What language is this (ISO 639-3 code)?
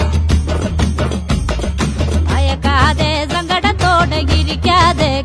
mal